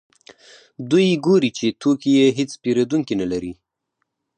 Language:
Pashto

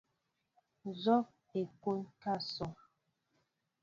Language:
Mbo (Cameroon)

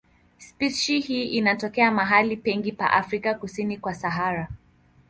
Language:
Swahili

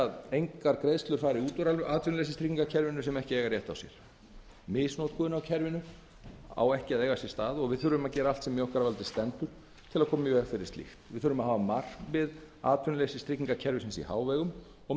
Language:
Icelandic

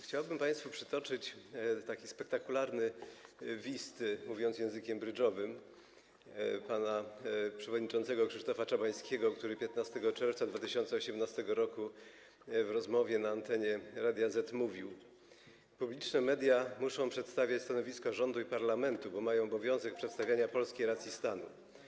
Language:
Polish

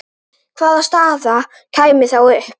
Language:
Icelandic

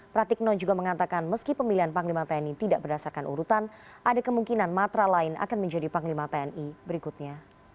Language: Indonesian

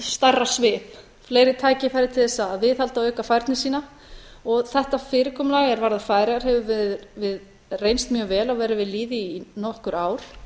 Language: Icelandic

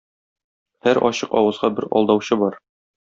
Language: Tatar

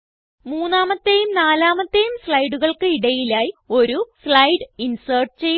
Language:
Malayalam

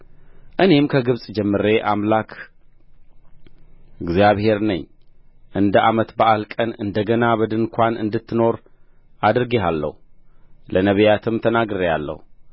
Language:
Amharic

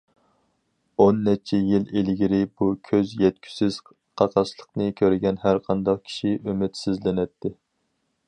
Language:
Uyghur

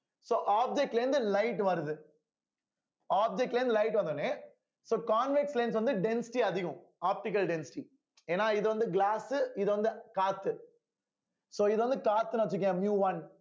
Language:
Tamil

